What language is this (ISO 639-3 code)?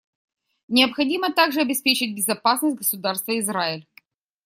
rus